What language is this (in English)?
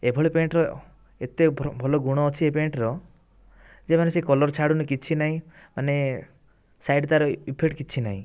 Odia